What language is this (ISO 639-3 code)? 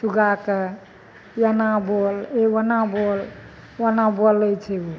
mai